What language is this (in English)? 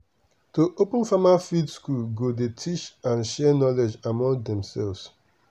Nigerian Pidgin